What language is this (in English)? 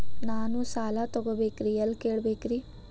Kannada